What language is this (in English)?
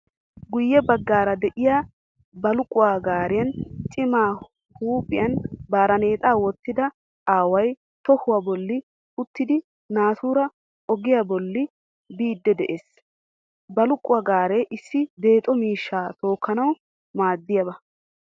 Wolaytta